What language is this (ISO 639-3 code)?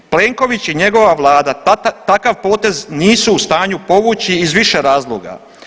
hrv